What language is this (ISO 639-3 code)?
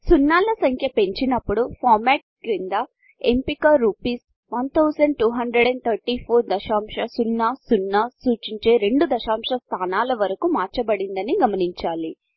tel